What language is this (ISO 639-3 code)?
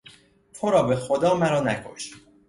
fas